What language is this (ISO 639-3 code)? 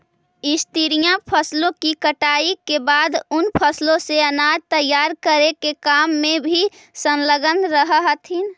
mag